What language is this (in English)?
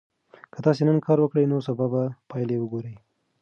Pashto